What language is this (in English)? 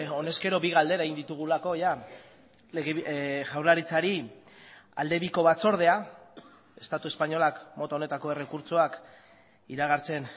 Basque